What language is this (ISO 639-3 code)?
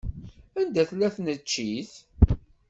kab